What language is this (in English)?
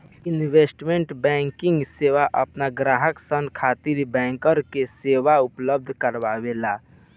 Bhojpuri